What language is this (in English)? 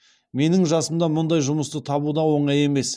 Kazakh